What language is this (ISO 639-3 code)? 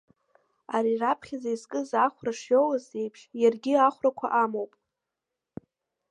abk